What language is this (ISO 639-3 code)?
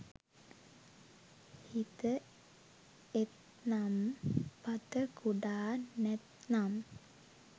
sin